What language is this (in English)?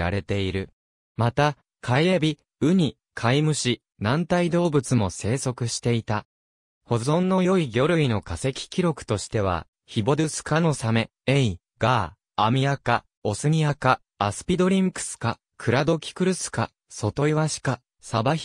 Japanese